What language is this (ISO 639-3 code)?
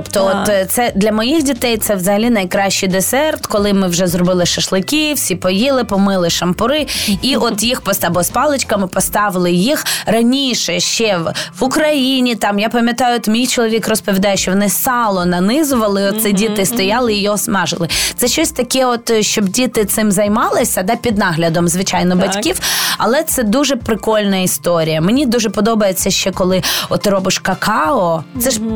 ukr